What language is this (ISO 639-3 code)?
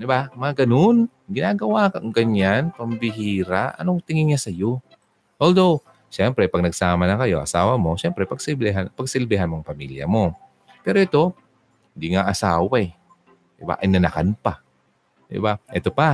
fil